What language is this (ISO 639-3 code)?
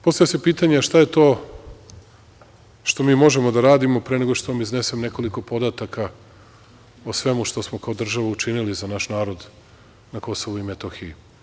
srp